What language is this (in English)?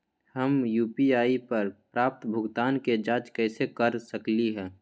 Magahi